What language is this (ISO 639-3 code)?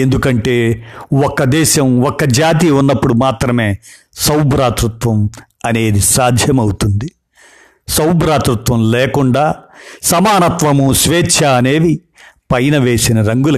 tel